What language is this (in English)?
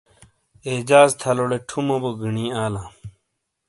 Shina